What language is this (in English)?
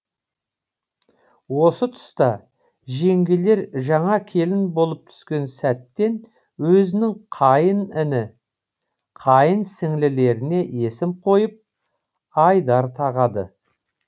Kazakh